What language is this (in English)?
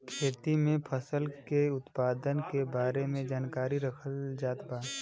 Bhojpuri